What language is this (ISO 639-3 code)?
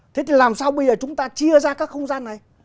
vie